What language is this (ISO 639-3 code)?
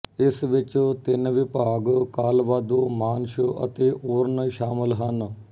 pan